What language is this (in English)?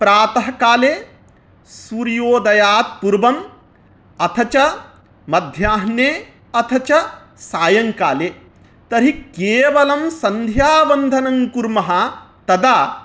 Sanskrit